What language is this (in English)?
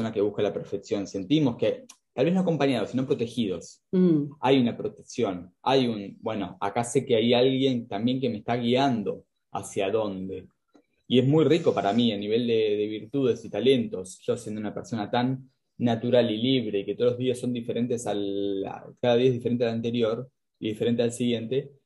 Spanish